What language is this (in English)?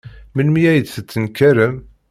Kabyle